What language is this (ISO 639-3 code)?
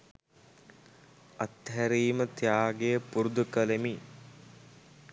sin